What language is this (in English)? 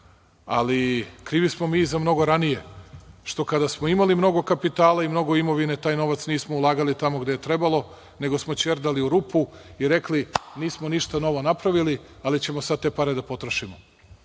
Serbian